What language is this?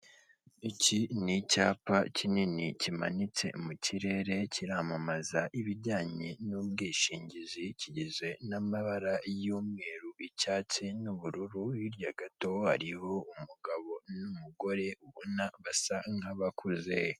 Kinyarwanda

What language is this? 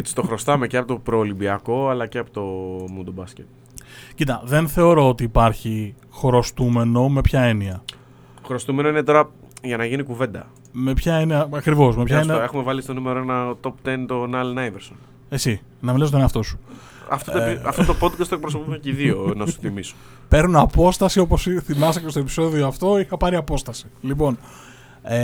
Greek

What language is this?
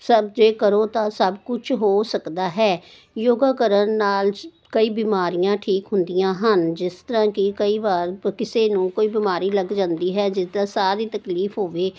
Punjabi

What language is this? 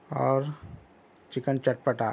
Urdu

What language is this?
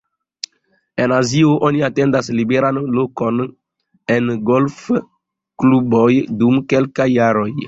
Esperanto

